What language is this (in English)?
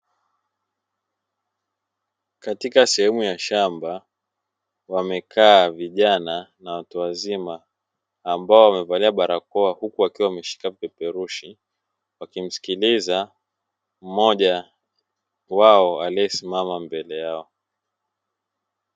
Swahili